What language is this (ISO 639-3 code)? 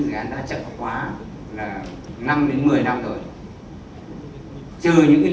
vie